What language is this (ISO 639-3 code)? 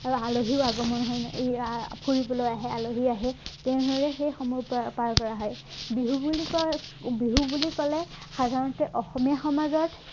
asm